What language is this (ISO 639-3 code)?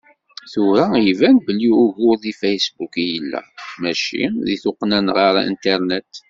kab